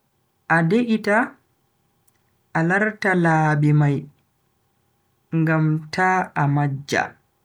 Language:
Bagirmi Fulfulde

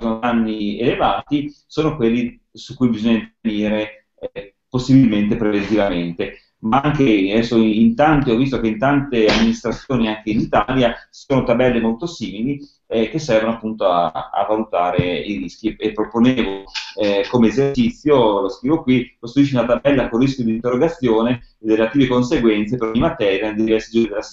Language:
Italian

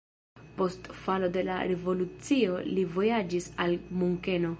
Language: Esperanto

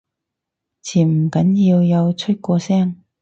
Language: Cantonese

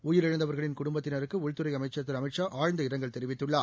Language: Tamil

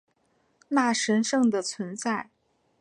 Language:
Chinese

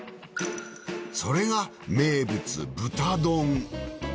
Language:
Japanese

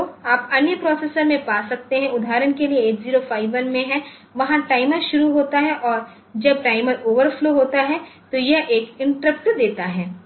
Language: Hindi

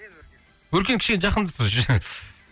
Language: Kazakh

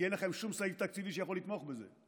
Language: Hebrew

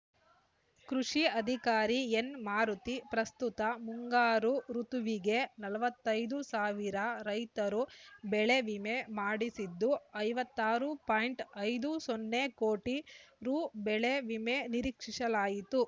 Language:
Kannada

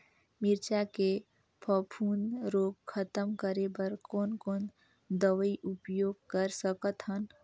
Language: Chhattisgarhi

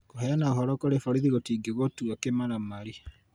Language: Kikuyu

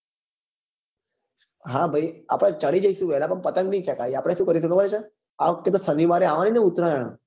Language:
Gujarati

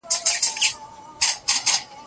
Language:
Pashto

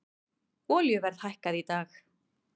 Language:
Icelandic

